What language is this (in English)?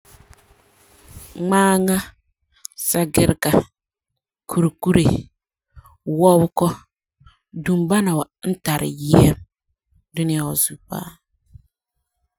Frafra